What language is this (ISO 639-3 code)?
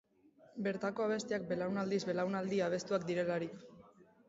eus